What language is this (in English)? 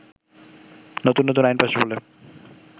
Bangla